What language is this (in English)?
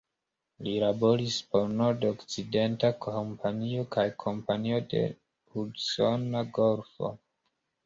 Esperanto